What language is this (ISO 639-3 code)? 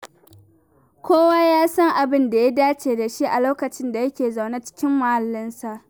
hau